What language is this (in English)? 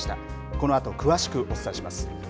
Japanese